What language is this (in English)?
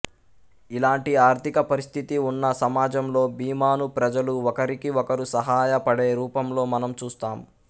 Telugu